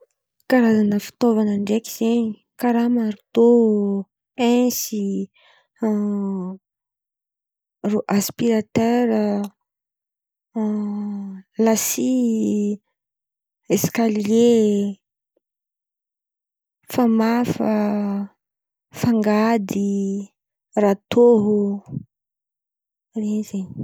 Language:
Antankarana Malagasy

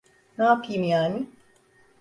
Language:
Turkish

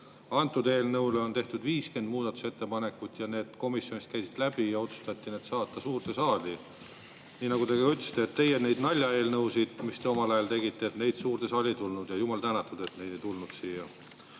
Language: Estonian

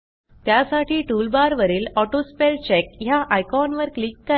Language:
Marathi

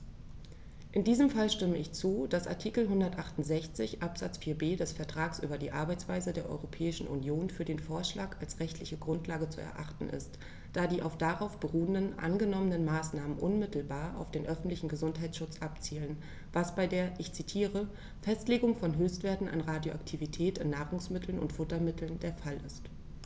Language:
German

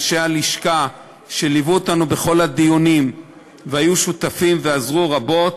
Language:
Hebrew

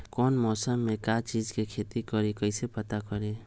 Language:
Magahi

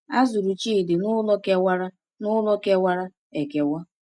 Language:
Igbo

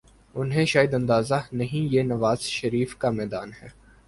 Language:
Urdu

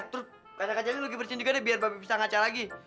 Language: Indonesian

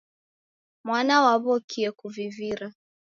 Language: Taita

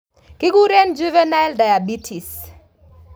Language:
Kalenjin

